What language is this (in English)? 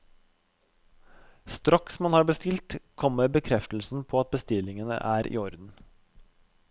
Norwegian